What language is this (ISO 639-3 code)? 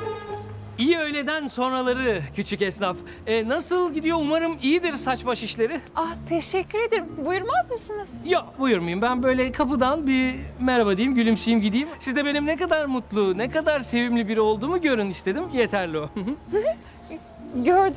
tur